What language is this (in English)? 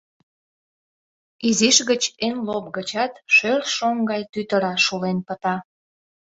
Mari